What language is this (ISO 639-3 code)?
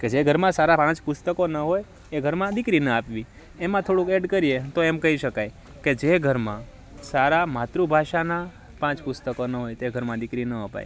guj